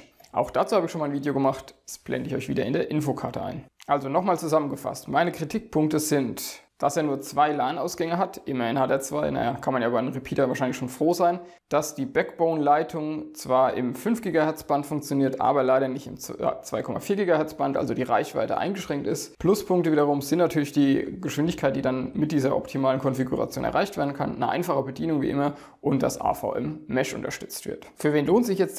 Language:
German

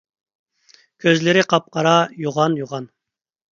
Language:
Uyghur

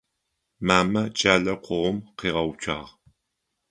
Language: Adyghe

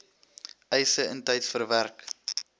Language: Afrikaans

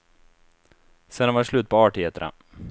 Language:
Swedish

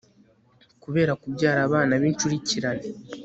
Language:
Kinyarwanda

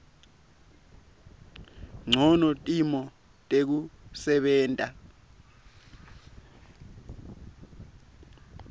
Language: Swati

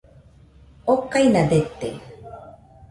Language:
Nüpode Huitoto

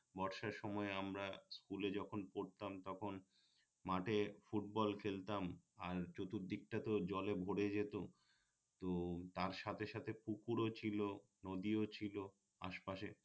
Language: Bangla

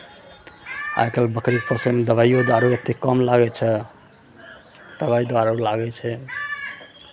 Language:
Maithili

